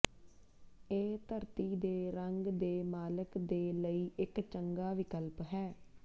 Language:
Punjabi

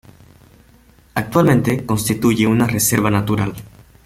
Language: Spanish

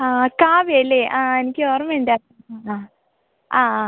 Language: Malayalam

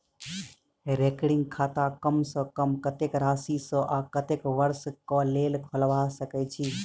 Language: Maithili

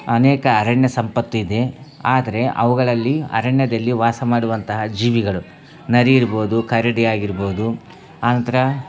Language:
Kannada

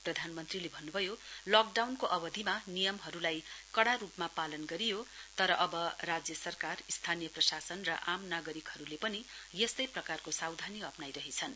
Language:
Nepali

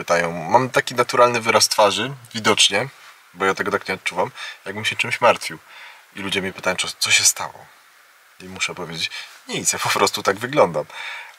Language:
Polish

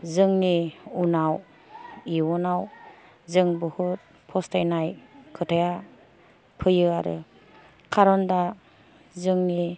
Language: Bodo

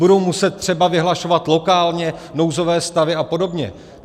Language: Czech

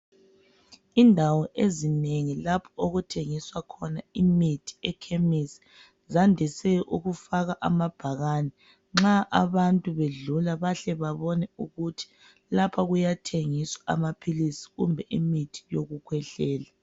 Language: North Ndebele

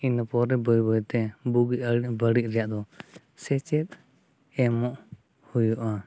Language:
Santali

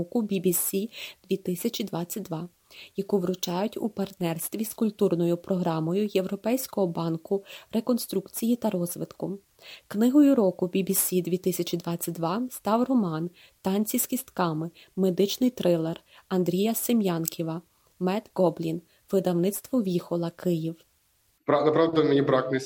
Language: Ukrainian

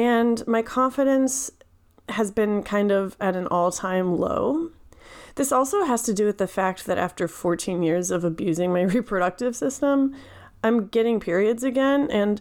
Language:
English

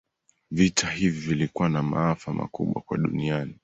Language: Swahili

